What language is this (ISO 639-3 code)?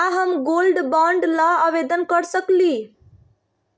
mag